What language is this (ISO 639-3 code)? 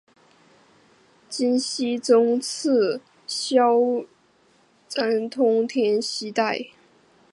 zho